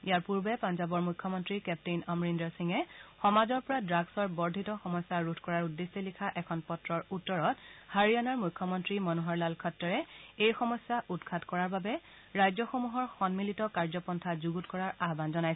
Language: Assamese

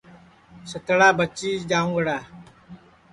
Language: Sansi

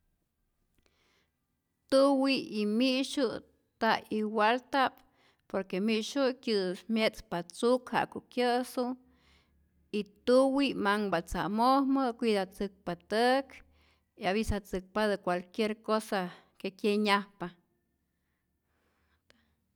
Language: Rayón Zoque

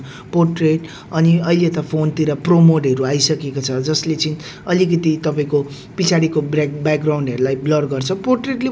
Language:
Nepali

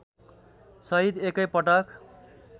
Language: Nepali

